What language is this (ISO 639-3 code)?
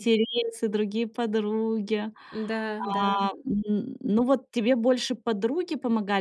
rus